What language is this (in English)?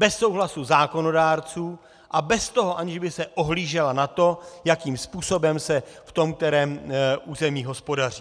Czech